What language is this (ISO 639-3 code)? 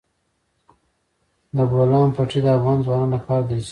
pus